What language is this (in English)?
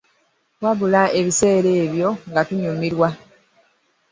Ganda